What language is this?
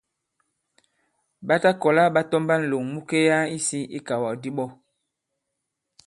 Bankon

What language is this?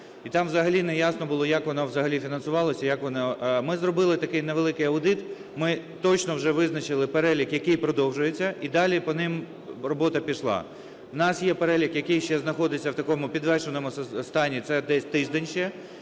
Ukrainian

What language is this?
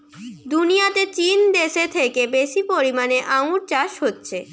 Bangla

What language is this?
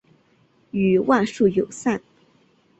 Chinese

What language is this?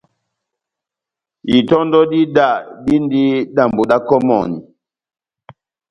Batanga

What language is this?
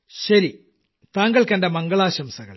Malayalam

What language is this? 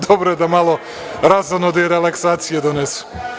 Serbian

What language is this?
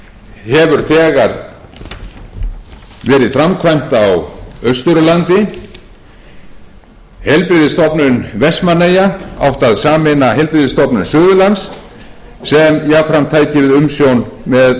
Icelandic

